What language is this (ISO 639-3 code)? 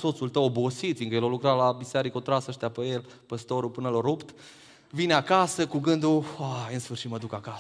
ron